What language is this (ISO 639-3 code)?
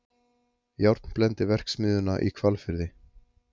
isl